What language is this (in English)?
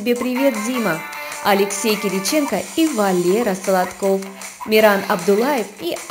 Russian